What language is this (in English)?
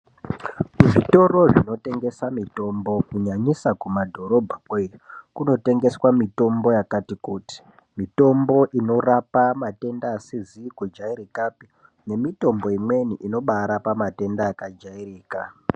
Ndau